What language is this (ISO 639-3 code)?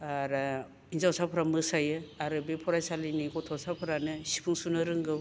brx